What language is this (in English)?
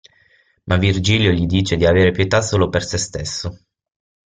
Italian